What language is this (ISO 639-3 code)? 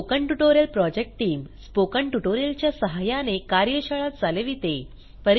mar